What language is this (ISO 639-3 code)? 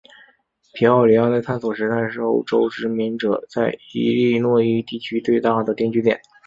zho